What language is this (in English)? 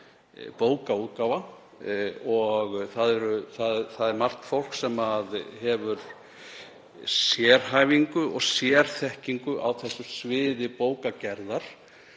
Icelandic